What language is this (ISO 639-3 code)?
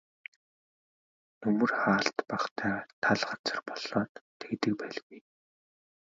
mon